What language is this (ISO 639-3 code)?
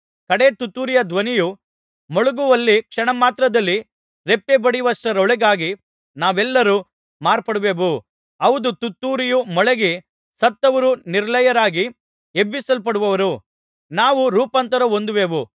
kan